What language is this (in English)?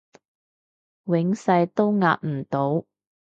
Cantonese